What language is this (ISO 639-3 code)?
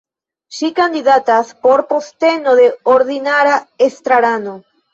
epo